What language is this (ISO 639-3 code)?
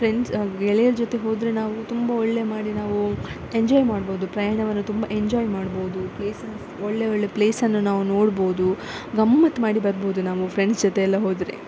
kan